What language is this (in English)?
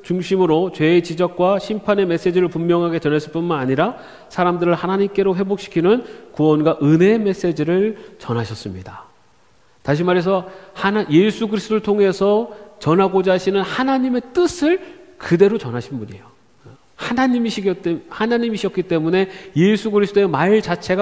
Korean